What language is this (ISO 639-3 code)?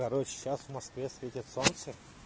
rus